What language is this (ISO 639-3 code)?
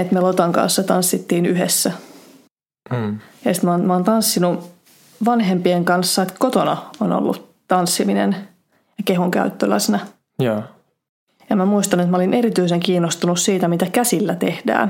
fin